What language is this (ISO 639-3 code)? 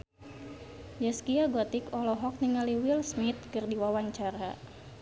sun